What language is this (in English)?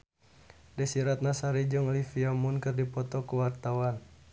Sundanese